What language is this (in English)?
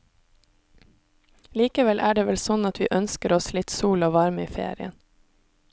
Norwegian